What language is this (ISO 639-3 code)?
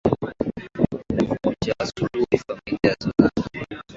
swa